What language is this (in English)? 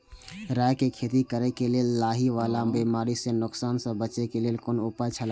Maithili